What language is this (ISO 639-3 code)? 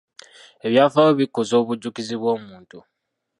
lug